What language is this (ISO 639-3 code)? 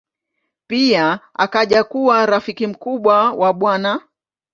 swa